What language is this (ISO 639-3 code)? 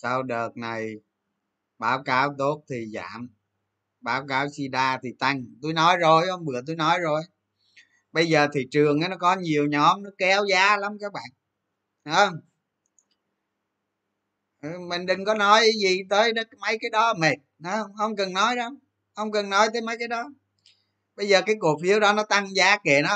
vie